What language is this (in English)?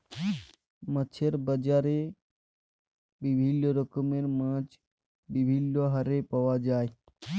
Bangla